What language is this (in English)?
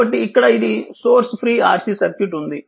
Telugu